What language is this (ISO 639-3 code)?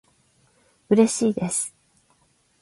jpn